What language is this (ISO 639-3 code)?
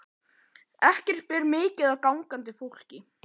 isl